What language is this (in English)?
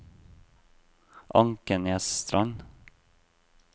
Norwegian